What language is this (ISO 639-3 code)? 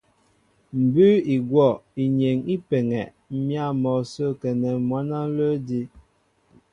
mbo